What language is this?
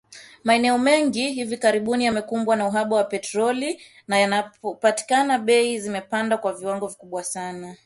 Swahili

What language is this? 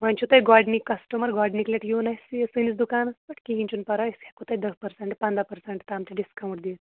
Kashmiri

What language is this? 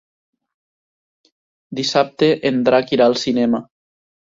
Catalan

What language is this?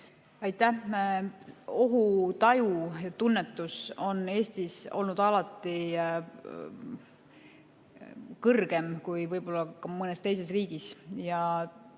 Estonian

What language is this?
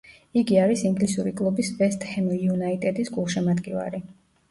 Georgian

